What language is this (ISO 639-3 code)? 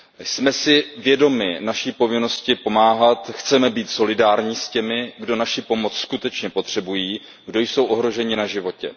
ces